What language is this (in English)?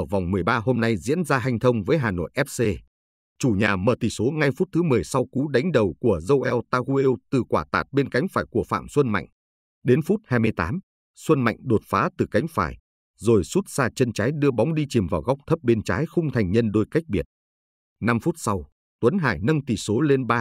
Vietnamese